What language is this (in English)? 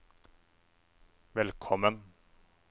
Norwegian